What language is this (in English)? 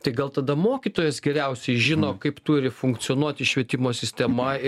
Lithuanian